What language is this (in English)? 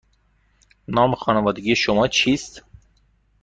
Persian